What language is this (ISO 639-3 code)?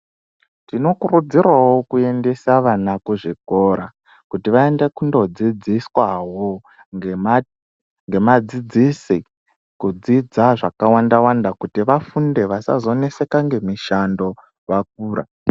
ndc